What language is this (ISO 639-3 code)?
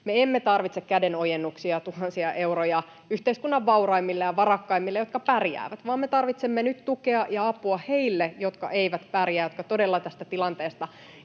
fin